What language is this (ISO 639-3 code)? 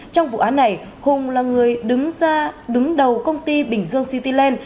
vie